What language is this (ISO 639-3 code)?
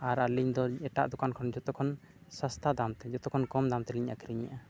sat